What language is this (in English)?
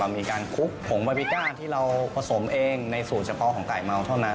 Thai